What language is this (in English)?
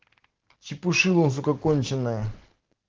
Russian